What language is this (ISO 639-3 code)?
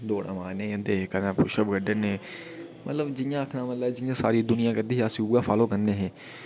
doi